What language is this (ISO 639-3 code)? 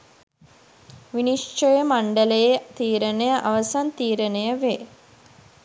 sin